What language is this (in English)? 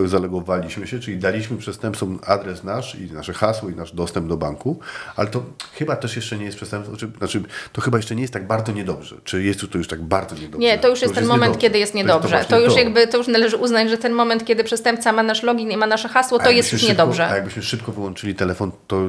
Polish